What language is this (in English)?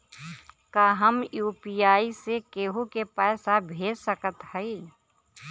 Bhojpuri